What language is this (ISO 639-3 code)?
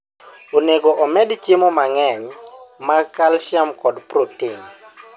luo